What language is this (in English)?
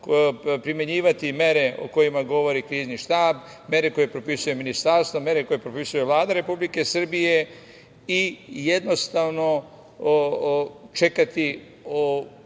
Serbian